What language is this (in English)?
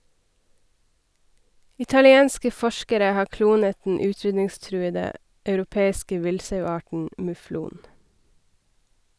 Norwegian